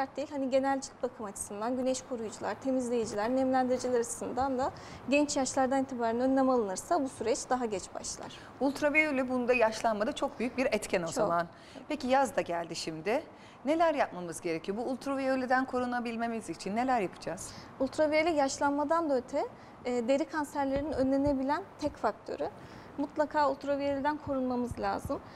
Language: Turkish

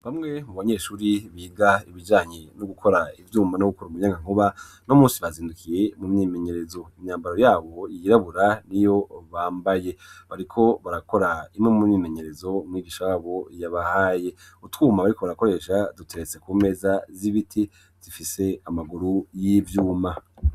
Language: Rundi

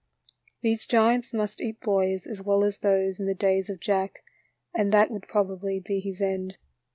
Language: English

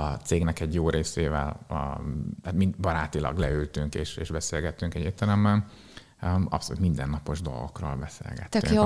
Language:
Hungarian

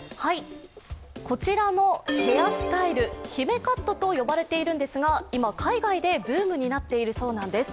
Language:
Japanese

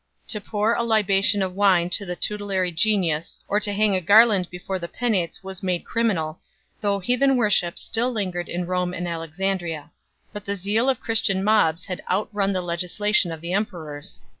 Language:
English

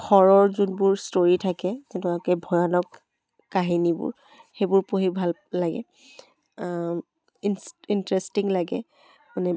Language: Assamese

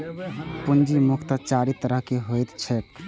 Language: Maithili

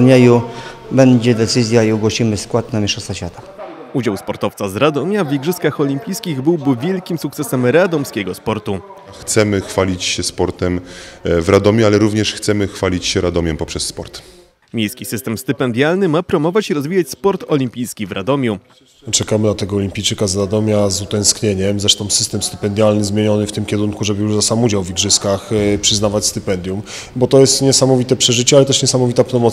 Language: Polish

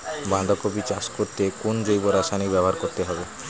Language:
Bangla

